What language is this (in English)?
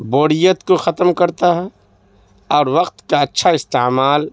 Urdu